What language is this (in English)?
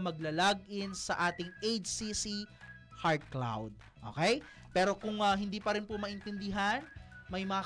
Filipino